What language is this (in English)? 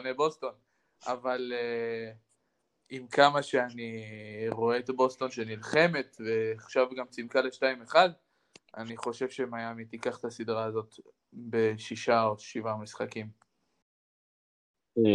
Hebrew